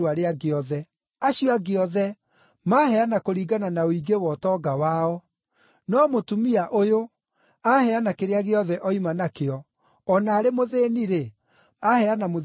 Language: Kikuyu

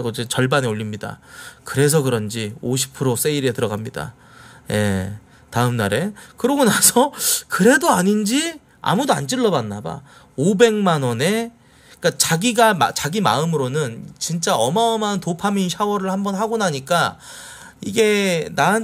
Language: Korean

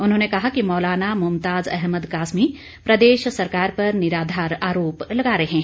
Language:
Hindi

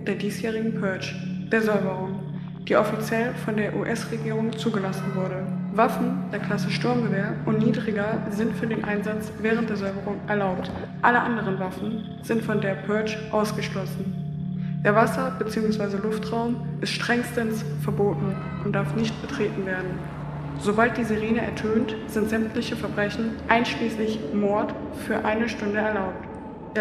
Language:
German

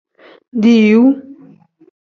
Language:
Tem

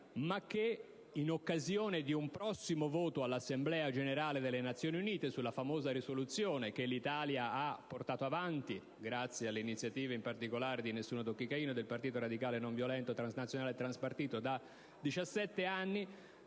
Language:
Italian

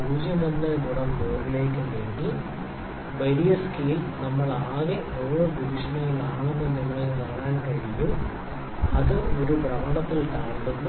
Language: Malayalam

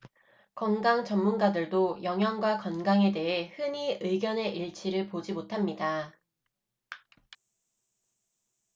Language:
Korean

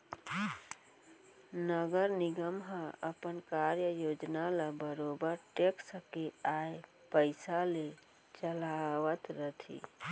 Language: Chhattisgarhi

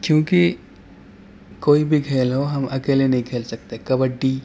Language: Urdu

